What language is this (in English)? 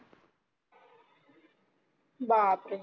Marathi